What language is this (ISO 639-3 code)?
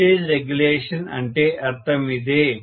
tel